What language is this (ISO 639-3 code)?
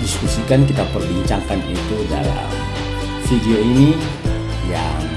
ind